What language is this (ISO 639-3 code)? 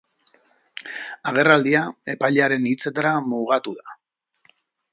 eus